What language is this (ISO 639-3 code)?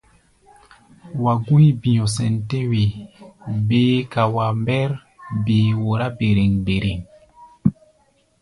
gba